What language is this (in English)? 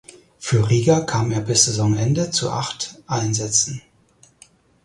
German